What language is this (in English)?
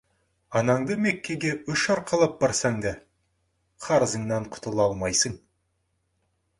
Kazakh